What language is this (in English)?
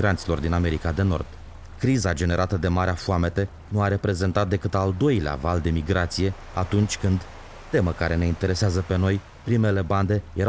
Romanian